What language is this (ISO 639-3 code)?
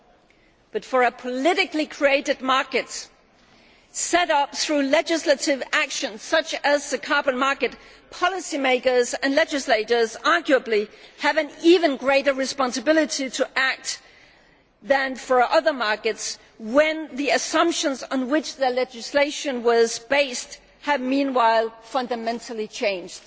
eng